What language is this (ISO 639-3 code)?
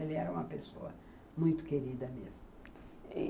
por